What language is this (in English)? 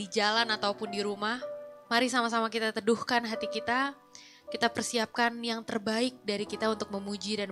Indonesian